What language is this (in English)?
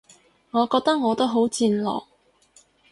Cantonese